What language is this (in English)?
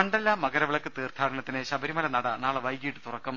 Malayalam